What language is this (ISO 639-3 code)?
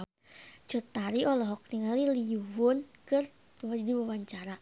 sun